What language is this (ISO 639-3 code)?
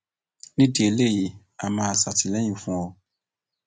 yor